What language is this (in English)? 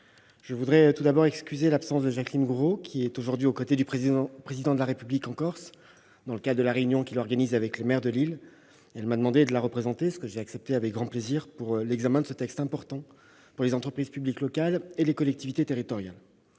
French